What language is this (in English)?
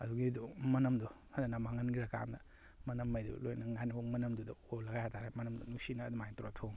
Manipuri